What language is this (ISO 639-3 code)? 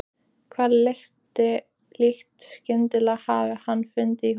isl